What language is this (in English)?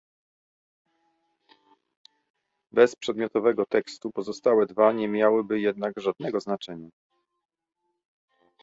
Polish